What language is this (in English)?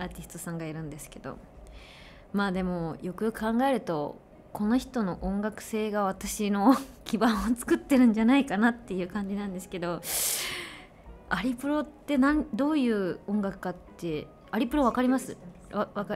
Japanese